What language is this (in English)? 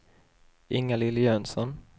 Swedish